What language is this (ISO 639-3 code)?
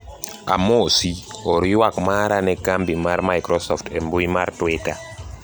luo